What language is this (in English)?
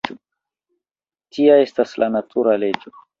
Esperanto